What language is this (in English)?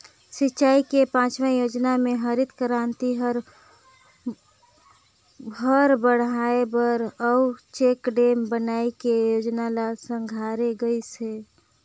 Chhattisgarhi